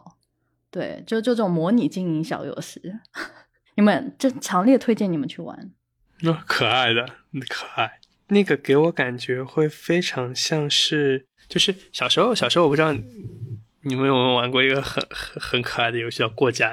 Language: Chinese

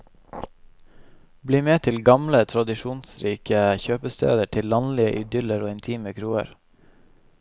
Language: Norwegian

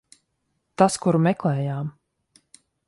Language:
Latvian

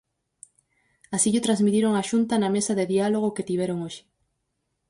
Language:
Galician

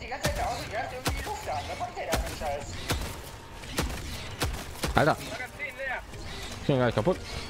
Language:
German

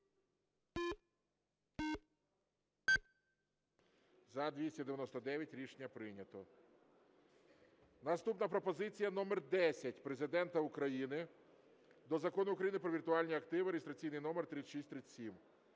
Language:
Ukrainian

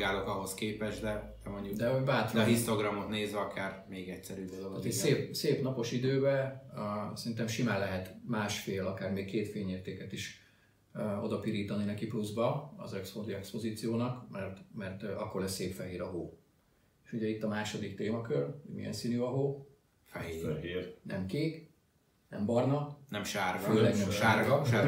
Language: Hungarian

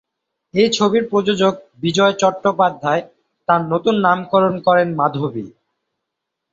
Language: Bangla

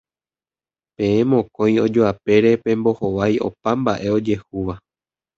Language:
Guarani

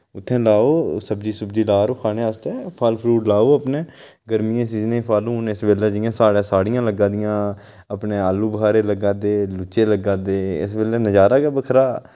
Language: Dogri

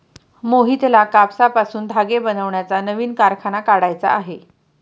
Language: Marathi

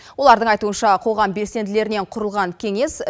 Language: Kazakh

